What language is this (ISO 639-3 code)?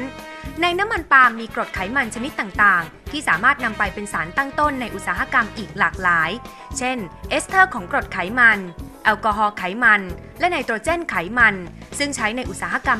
tha